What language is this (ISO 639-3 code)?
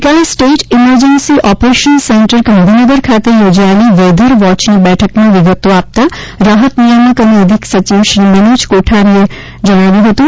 guj